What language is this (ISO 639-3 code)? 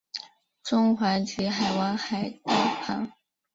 zho